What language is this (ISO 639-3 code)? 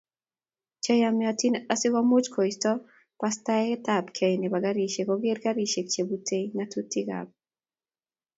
kln